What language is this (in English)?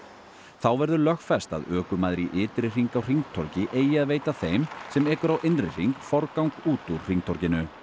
Icelandic